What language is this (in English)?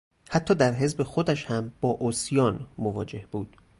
Persian